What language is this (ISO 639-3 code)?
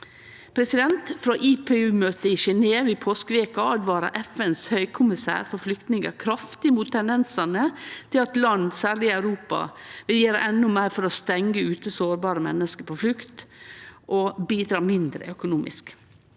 nor